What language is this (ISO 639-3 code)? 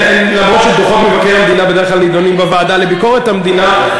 heb